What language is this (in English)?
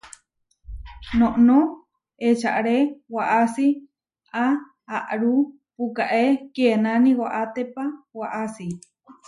Huarijio